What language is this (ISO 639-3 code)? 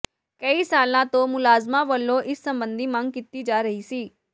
pan